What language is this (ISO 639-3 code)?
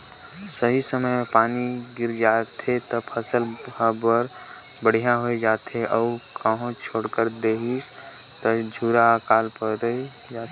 hne